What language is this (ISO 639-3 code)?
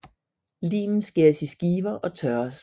dan